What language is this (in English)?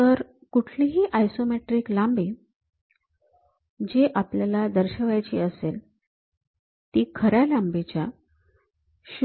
Marathi